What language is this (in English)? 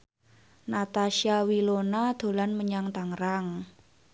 Javanese